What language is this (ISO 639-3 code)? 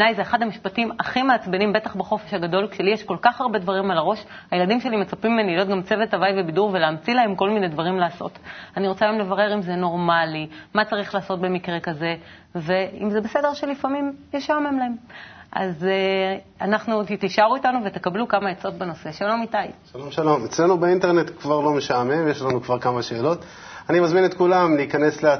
heb